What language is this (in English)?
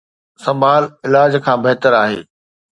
Sindhi